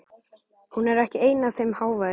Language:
Icelandic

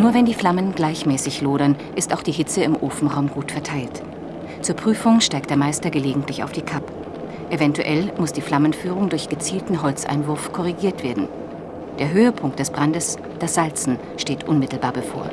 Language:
German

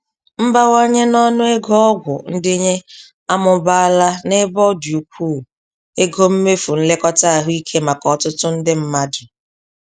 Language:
Igbo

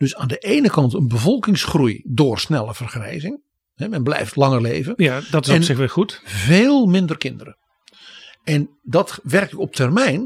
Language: Dutch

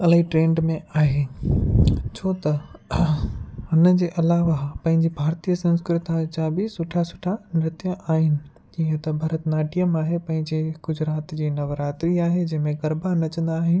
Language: Sindhi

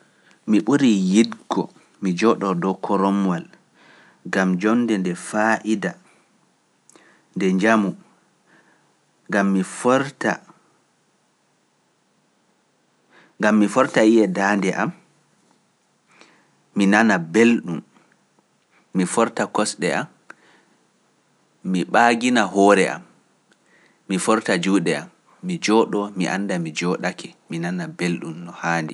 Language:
Pular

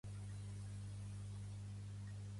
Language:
Catalan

